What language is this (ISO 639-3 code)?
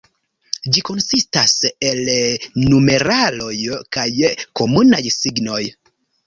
epo